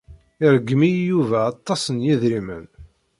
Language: Kabyle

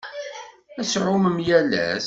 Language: Kabyle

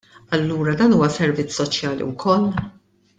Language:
Maltese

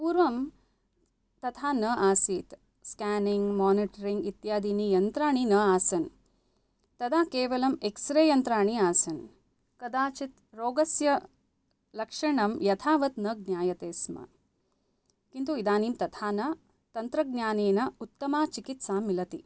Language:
Sanskrit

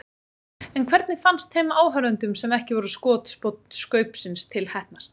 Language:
Icelandic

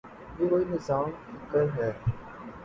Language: Urdu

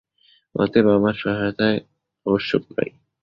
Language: Bangla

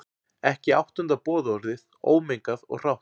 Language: Icelandic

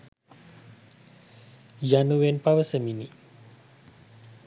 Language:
Sinhala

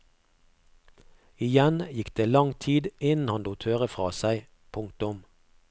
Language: Norwegian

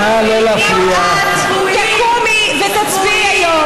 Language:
Hebrew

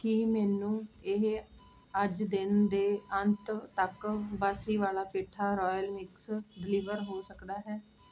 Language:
Punjabi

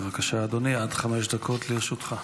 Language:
Hebrew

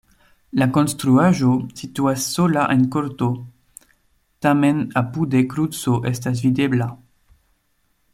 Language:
Esperanto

